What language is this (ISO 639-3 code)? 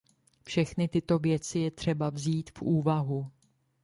ces